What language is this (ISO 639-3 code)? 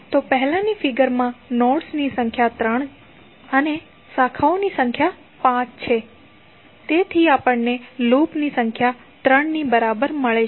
guj